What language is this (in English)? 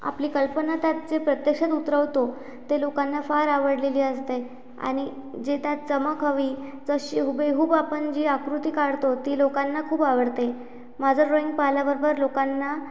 Marathi